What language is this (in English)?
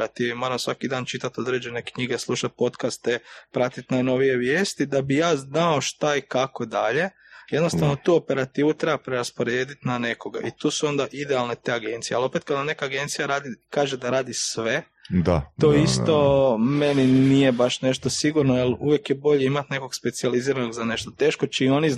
Croatian